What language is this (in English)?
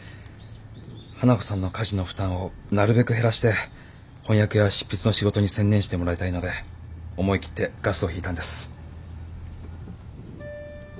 Japanese